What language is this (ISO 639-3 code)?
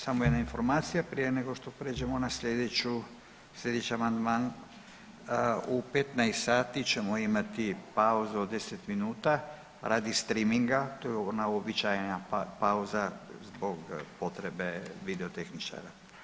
hrv